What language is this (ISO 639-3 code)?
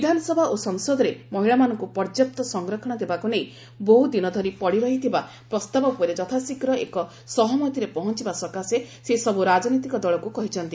ori